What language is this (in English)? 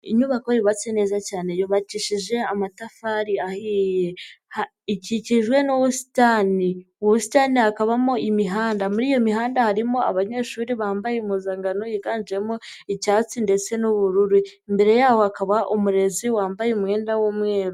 Kinyarwanda